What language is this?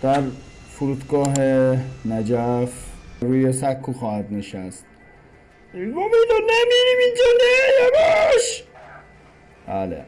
Persian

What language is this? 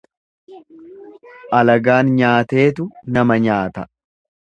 Oromo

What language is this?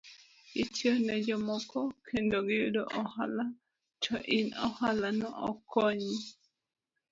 Luo (Kenya and Tanzania)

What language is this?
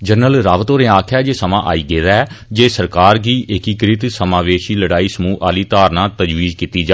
Dogri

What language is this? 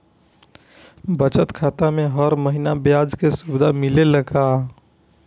Bhojpuri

